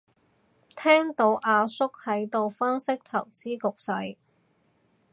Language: Cantonese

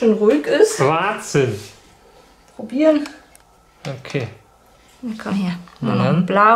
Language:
German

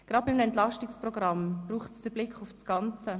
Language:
Swiss German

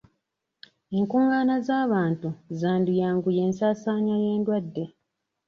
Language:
Ganda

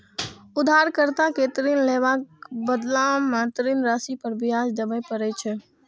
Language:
Maithili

